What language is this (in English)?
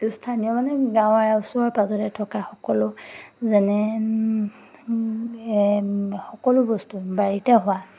Assamese